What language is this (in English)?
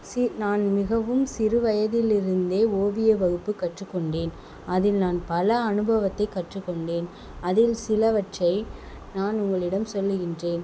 Tamil